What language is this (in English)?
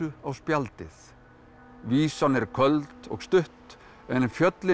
Icelandic